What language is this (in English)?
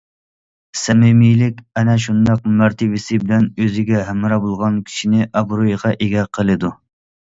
Uyghur